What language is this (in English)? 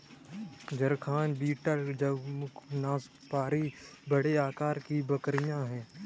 Hindi